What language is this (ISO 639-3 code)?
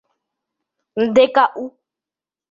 grn